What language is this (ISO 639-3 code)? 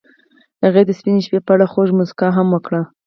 pus